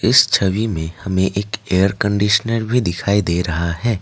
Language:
Hindi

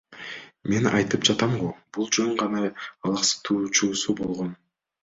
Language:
Kyrgyz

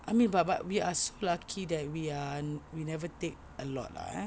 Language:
English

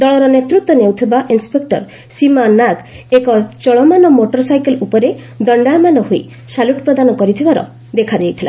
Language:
Odia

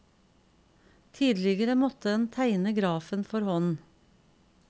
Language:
Norwegian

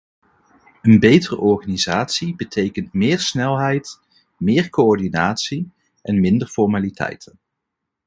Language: Dutch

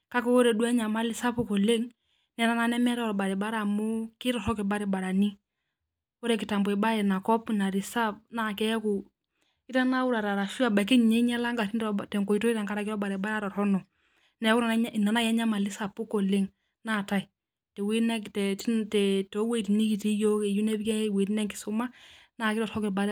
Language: Masai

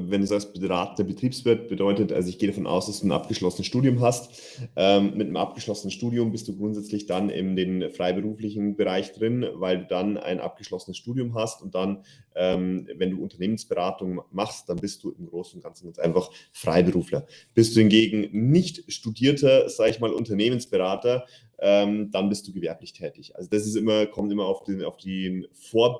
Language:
German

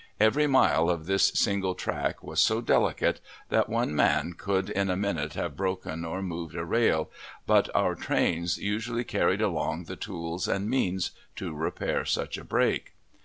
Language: English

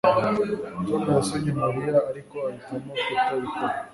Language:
Kinyarwanda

